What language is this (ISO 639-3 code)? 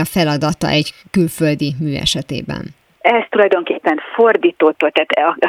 hun